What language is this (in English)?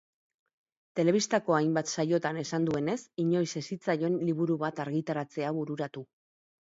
Basque